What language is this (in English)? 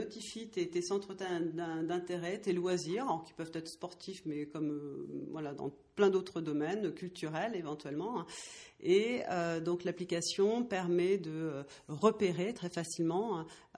French